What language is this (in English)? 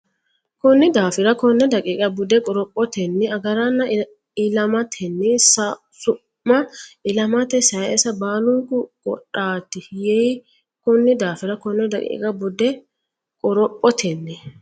Sidamo